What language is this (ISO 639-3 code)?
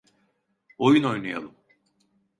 tur